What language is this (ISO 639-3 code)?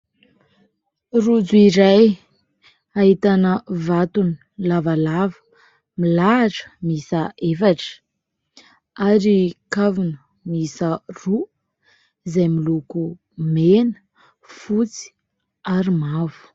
mlg